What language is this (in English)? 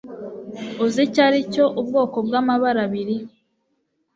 Kinyarwanda